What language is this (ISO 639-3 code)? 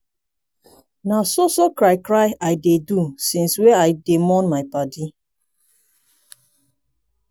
pcm